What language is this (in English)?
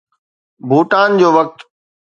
Sindhi